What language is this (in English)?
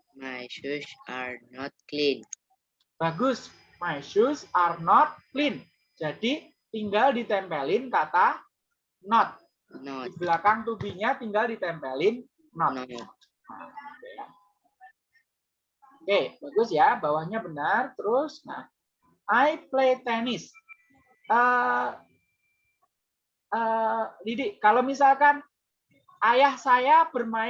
Indonesian